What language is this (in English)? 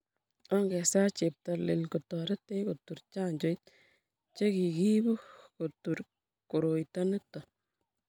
Kalenjin